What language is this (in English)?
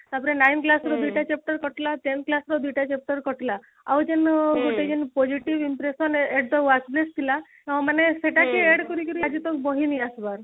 Odia